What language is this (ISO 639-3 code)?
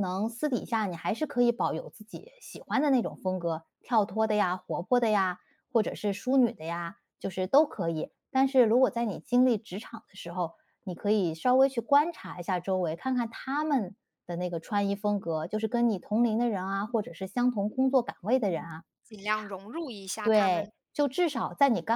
zho